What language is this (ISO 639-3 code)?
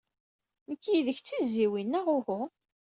kab